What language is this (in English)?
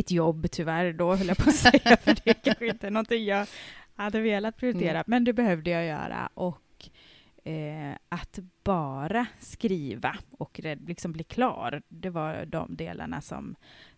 Swedish